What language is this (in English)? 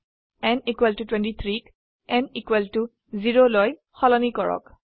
Assamese